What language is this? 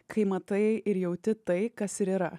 Lithuanian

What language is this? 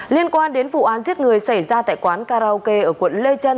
Vietnamese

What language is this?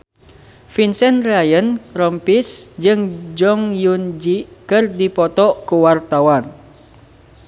Sundanese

